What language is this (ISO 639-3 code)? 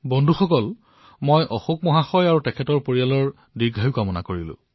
asm